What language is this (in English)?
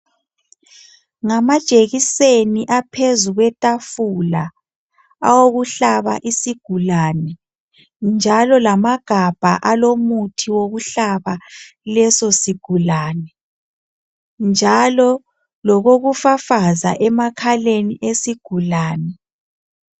North Ndebele